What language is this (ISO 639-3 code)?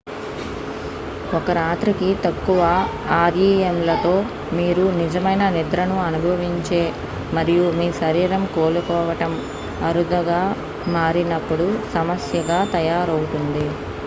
tel